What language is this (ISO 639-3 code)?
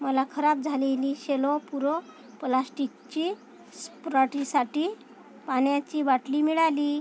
mar